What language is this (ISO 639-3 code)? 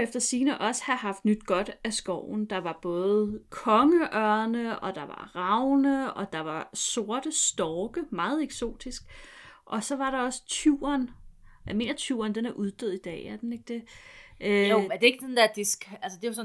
dan